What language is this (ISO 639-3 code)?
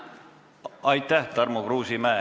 est